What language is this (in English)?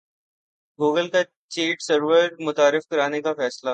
Urdu